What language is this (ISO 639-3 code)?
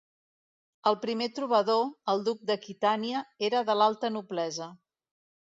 cat